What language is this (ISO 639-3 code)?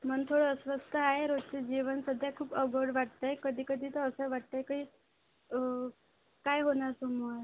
mar